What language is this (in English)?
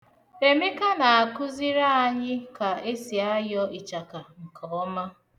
Igbo